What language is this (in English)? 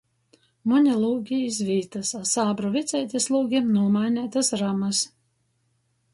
Latgalian